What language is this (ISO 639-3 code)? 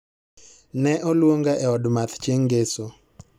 luo